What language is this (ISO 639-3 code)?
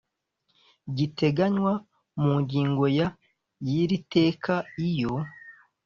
kin